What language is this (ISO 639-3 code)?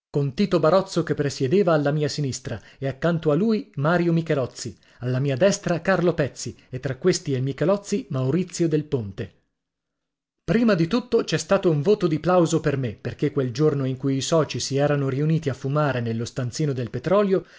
ita